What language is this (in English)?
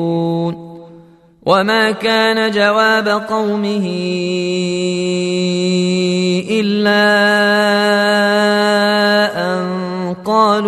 Arabic